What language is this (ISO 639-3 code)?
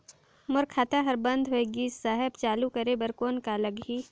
hne